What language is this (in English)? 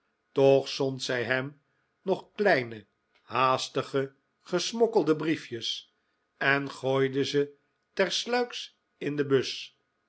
Dutch